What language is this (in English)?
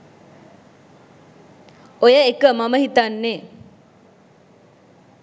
Sinhala